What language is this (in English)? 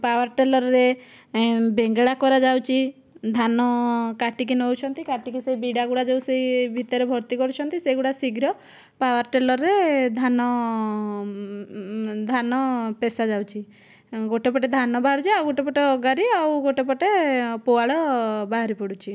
Odia